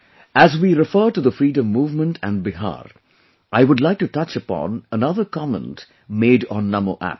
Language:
English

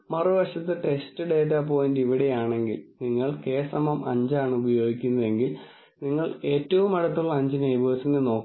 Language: Malayalam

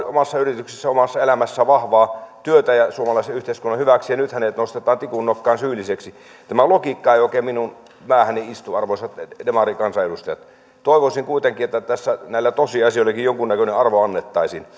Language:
Finnish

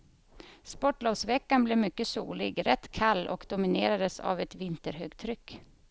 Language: Swedish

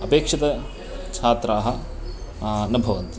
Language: Sanskrit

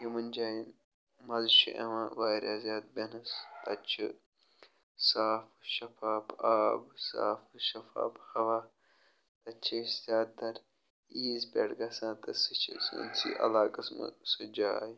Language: Kashmiri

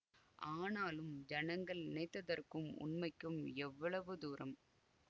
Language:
Tamil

